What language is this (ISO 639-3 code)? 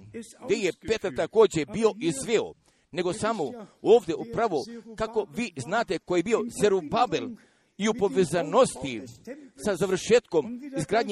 hrv